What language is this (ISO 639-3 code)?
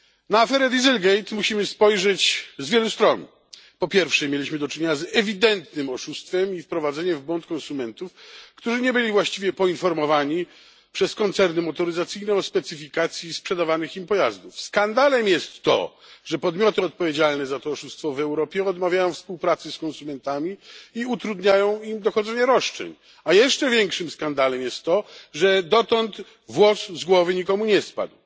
pol